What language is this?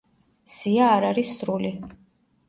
Georgian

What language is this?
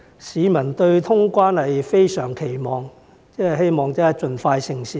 Cantonese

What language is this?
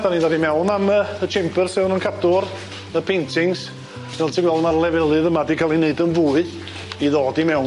Welsh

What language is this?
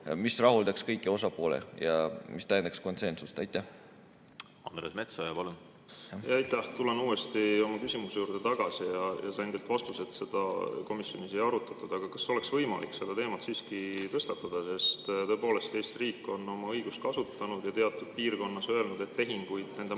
Estonian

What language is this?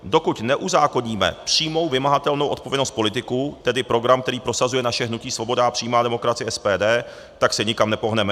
Czech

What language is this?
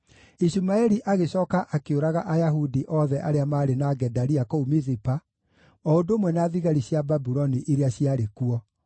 Kikuyu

